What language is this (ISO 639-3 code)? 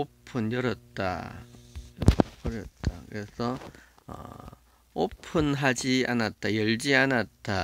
kor